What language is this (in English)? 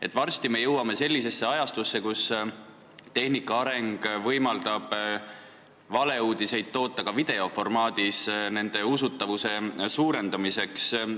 Estonian